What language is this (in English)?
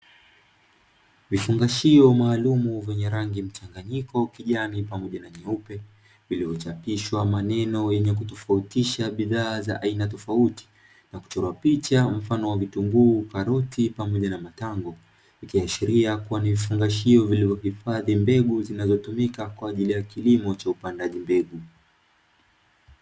Swahili